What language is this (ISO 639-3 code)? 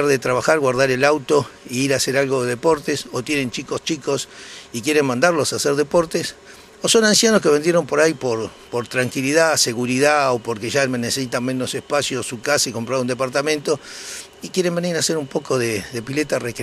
spa